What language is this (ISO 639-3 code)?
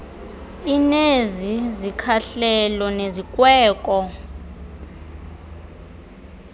xho